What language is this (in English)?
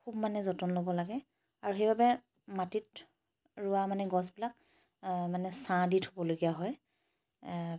Assamese